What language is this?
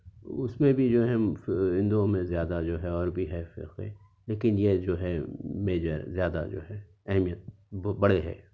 Urdu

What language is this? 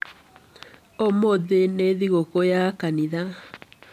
Kikuyu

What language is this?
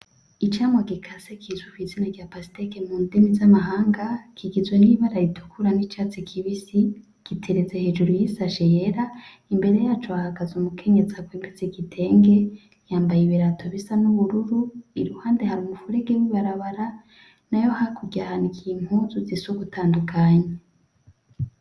Rundi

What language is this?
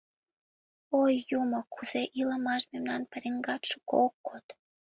Mari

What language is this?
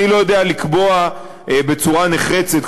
Hebrew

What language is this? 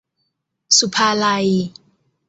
Thai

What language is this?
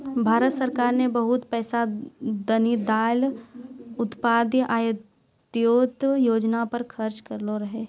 Maithili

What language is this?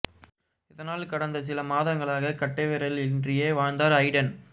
Tamil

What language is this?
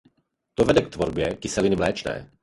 Czech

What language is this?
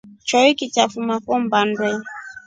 Rombo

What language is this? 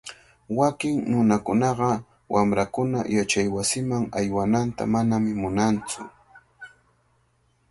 Cajatambo North Lima Quechua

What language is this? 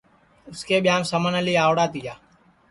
Sansi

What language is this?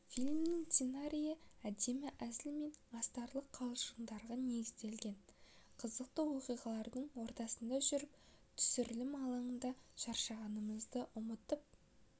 Kazakh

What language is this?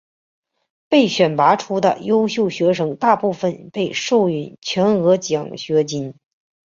Chinese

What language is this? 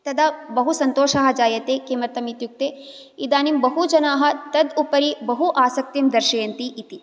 Sanskrit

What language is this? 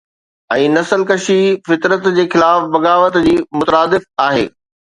Sindhi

